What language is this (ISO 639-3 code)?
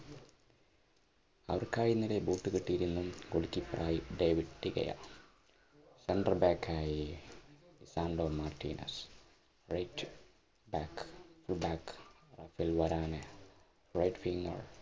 mal